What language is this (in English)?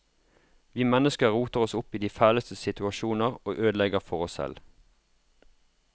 Norwegian